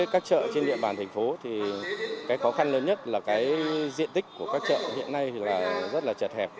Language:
Vietnamese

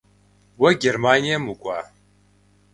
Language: Kabardian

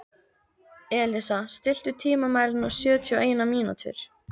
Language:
Icelandic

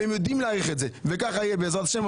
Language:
Hebrew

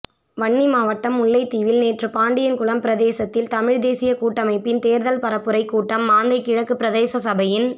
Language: Tamil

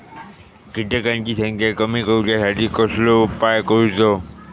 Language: Marathi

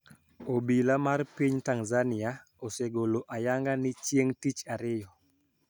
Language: Luo (Kenya and Tanzania)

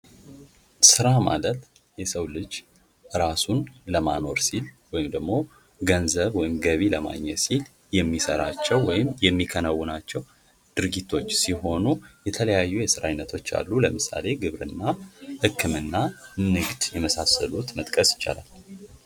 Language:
Amharic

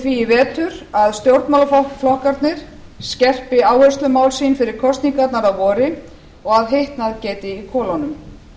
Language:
Icelandic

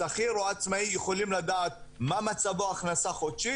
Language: Hebrew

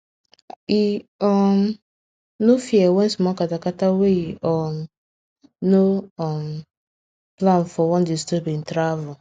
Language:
Nigerian Pidgin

